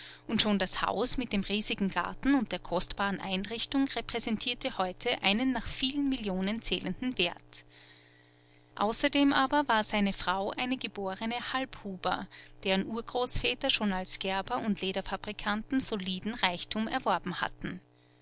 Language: German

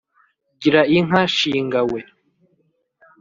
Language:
Kinyarwanda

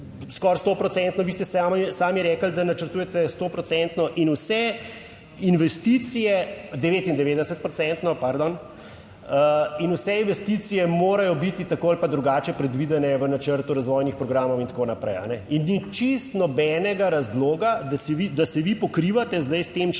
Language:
Slovenian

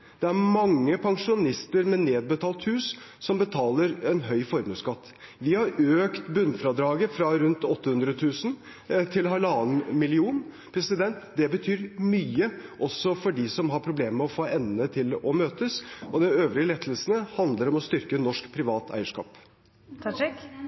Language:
Norwegian Bokmål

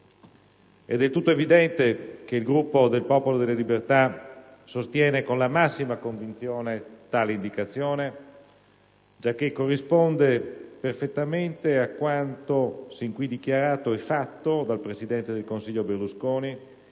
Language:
Italian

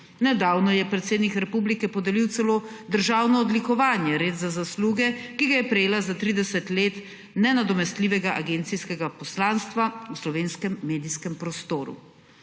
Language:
Slovenian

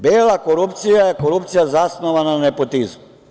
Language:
Serbian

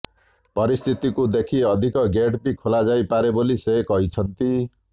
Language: Odia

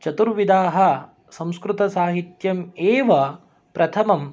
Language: Sanskrit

